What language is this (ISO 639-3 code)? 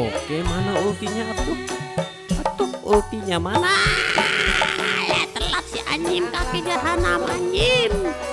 ind